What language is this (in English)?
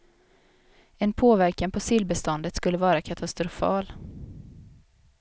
Swedish